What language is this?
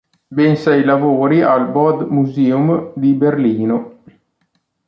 Italian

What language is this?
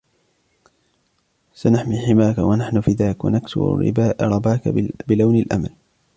Arabic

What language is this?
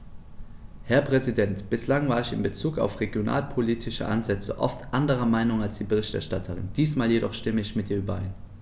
German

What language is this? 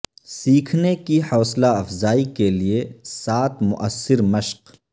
Urdu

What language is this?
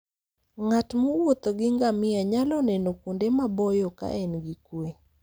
Luo (Kenya and Tanzania)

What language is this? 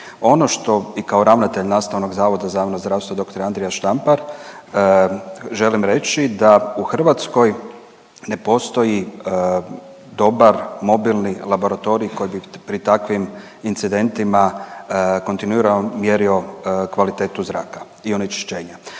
Croatian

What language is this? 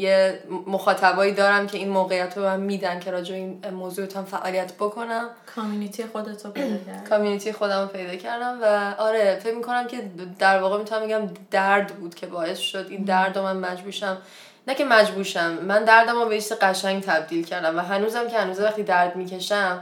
Persian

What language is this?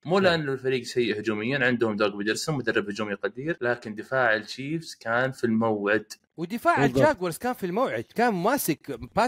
Arabic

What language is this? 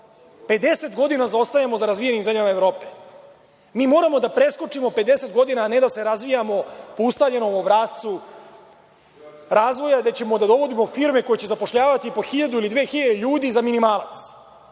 Serbian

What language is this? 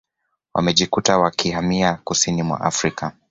Swahili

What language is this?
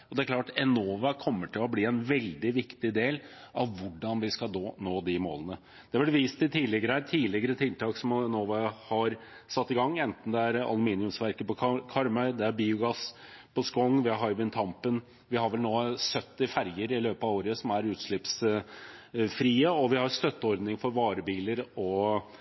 Norwegian Bokmål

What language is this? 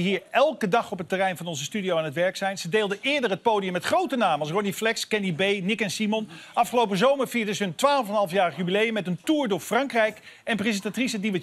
Dutch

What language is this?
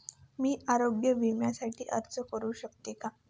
Marathi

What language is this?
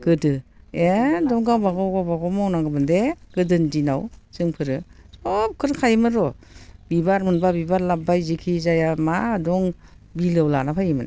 Bodo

